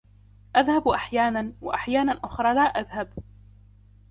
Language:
Arabic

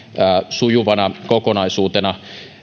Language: Finnish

